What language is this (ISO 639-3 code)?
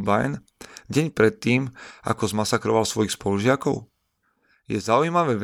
slk